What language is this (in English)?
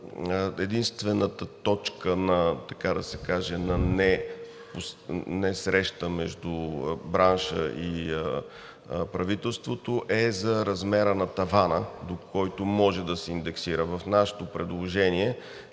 Bulgarian